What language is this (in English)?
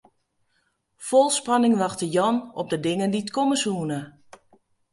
Western Frisian